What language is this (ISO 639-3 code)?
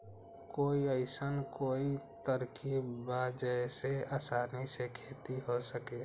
mag